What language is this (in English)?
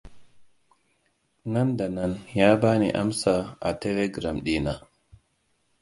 Hausa